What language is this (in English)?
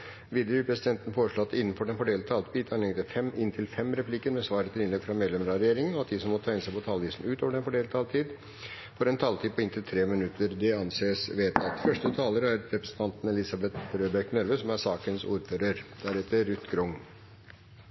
Norwegian